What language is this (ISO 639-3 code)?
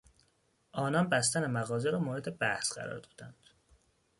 fas